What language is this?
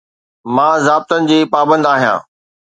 Sindhi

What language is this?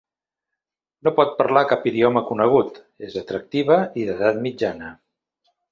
Catalan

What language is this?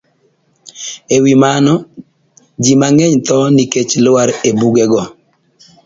Luo (Kenya and Tanzania)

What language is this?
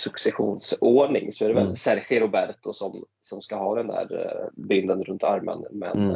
Swedish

